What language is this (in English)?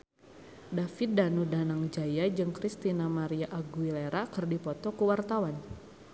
Sundanese